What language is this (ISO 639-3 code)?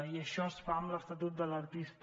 cat